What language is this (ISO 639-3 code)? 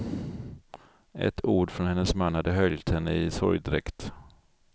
swe